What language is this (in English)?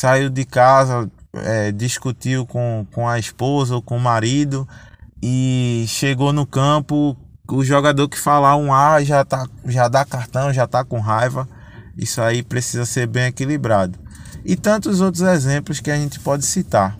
Portuguese